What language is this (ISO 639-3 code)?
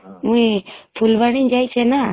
ori